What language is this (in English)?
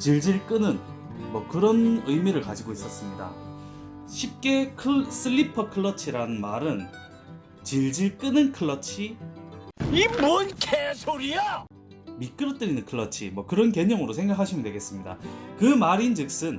Korean